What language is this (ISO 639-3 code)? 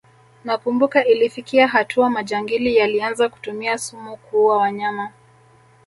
swa